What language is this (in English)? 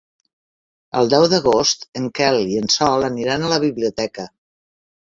Catalan